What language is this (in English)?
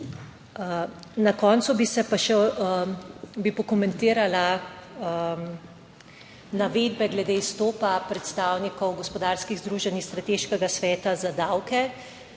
Slovenian